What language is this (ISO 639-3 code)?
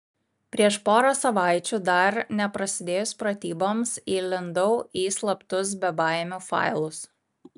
lit